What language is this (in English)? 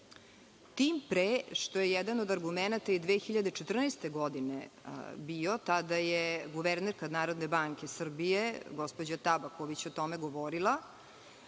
Serbian